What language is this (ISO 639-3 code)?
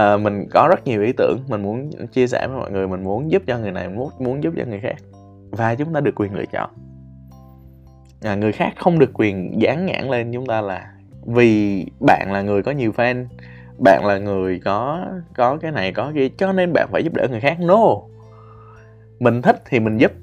vie